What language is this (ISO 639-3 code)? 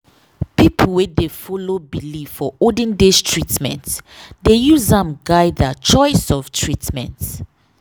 pcm